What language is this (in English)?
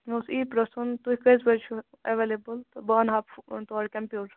Kashmiri